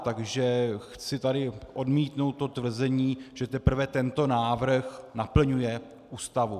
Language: Czech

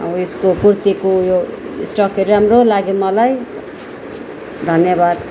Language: Nepali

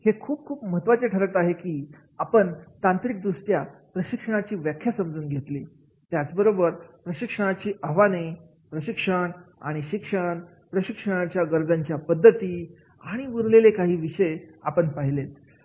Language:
Marathi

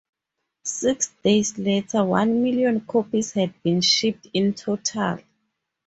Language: English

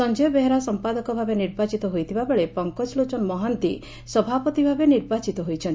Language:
Odia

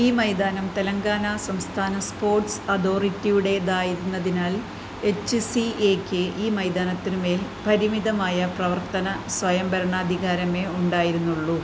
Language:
Malayalam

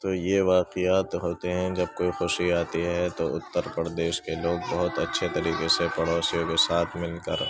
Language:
Urdu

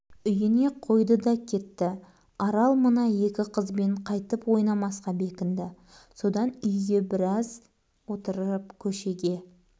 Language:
Kazakh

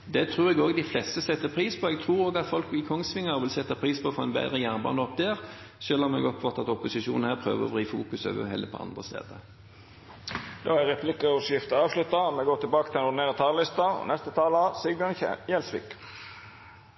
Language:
Norwegian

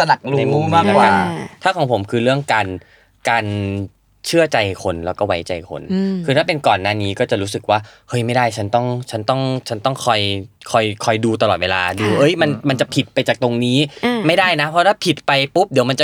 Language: Thai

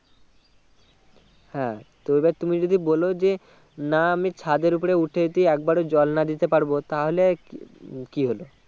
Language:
Bangla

